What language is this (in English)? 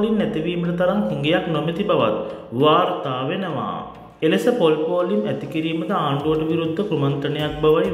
Arabic